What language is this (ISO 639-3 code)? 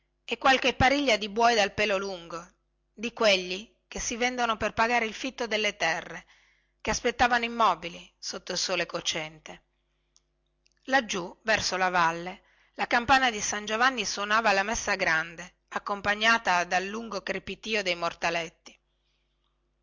ita